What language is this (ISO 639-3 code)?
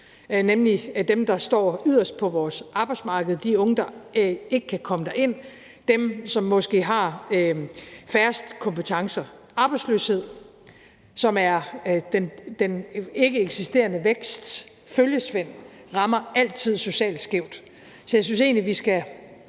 dan